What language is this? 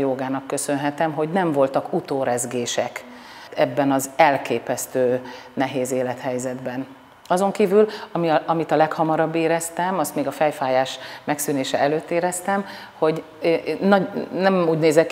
Hungarian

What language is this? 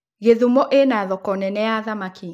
Kikuyu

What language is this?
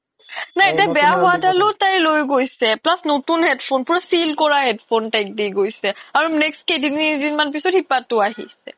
Assamese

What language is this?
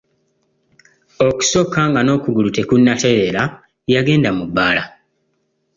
Ganda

